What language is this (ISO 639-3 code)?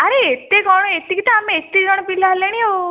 ori